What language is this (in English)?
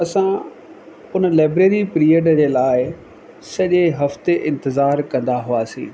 Sindhi